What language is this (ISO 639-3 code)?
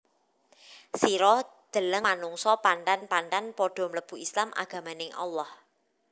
jav